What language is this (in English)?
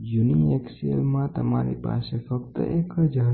Gujarati